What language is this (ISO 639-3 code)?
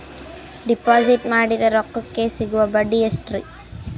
kan